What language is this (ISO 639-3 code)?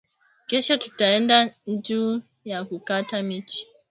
swa